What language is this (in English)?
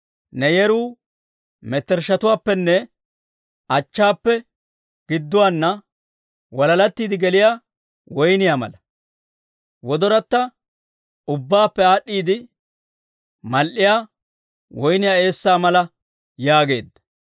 Dawro